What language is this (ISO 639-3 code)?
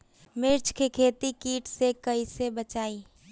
bho